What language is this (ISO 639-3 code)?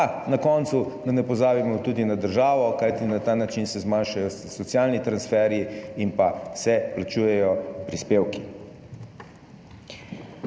slv